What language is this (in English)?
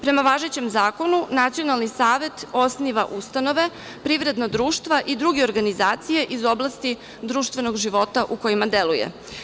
Serbian